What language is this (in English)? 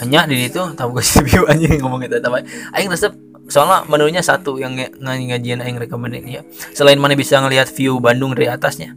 Indonesian